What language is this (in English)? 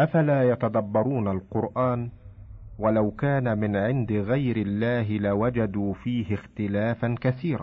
Arabic